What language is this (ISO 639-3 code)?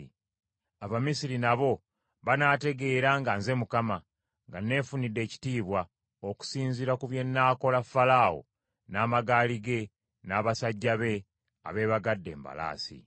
lug